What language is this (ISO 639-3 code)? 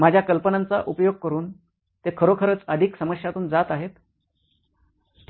mar